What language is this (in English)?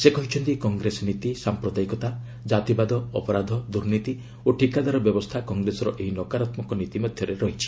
Odia